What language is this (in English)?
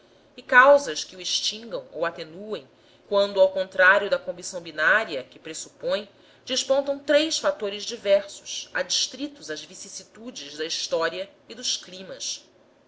Portuguese